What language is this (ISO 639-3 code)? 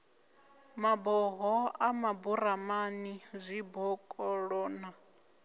ven